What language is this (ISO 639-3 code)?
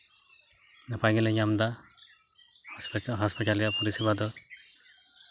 sat